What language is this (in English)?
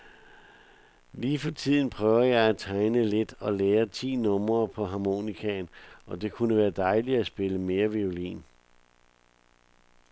Danish